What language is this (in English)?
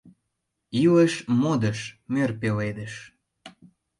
Mari